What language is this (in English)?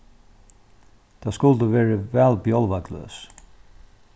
Faroese